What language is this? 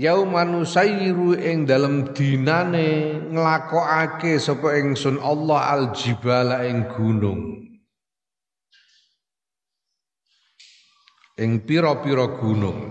Indonesian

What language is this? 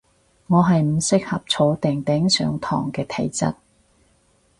Cantonese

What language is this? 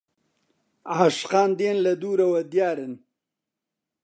Central Kurdish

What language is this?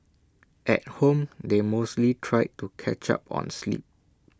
English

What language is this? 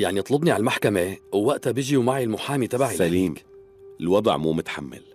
Arabic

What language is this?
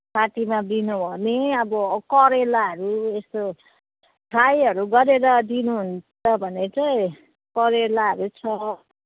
Nepali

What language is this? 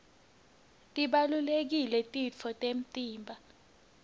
Swati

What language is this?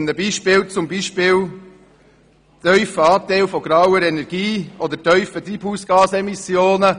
Swiss German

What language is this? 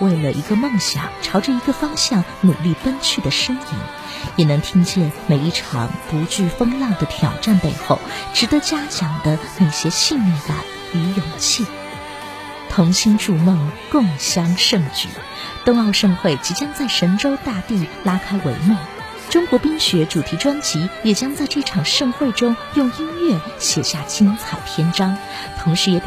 Chinese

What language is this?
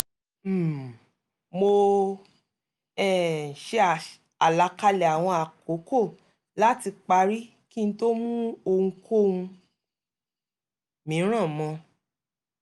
Yoruba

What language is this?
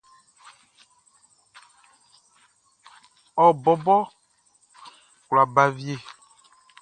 Baoulé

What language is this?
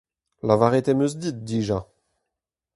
Breton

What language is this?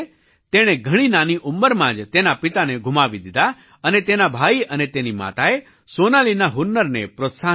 Gujarati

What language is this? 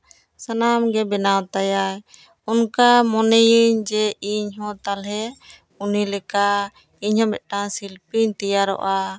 Santali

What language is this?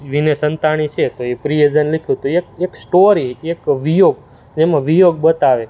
Gujarati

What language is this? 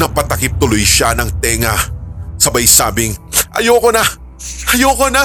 Filipino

